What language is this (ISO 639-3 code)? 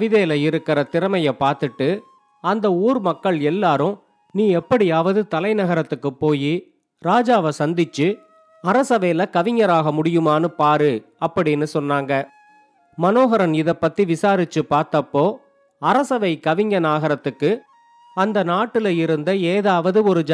tam